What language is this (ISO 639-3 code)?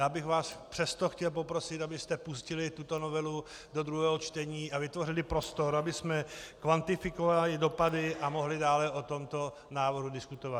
ces